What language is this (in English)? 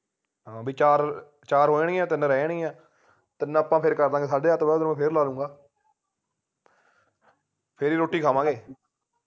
Punjabi